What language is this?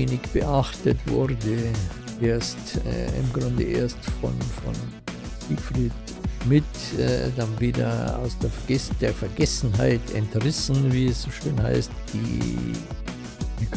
German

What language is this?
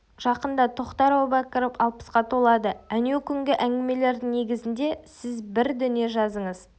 Kazakh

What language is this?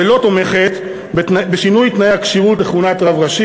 Hebrew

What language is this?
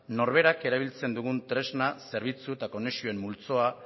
Basque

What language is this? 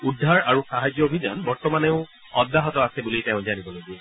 Assamese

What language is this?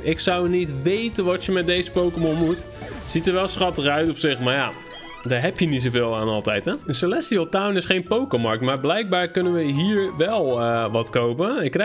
Dutch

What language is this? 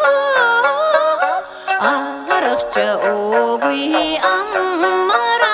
Korean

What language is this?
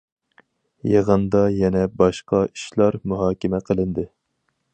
Uyghur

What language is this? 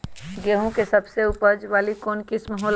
Magahi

